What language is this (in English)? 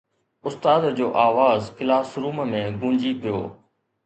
Sindhi